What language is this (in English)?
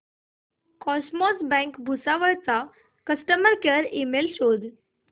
Marathi